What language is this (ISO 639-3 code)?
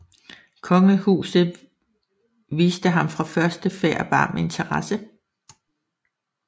dan